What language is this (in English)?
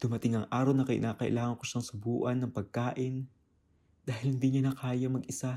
Filipino